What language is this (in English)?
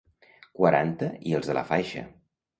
Catalan